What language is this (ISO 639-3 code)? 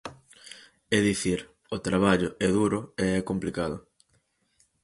glg